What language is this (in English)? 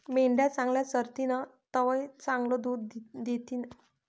Marathi